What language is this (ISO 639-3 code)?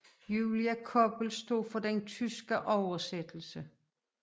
dan